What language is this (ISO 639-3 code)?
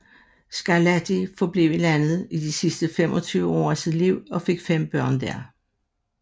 dan